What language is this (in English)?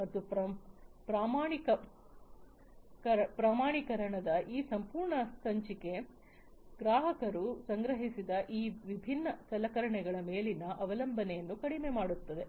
Kannada